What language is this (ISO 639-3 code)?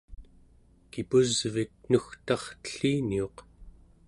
esu